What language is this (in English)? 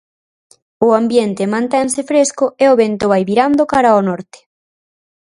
Galician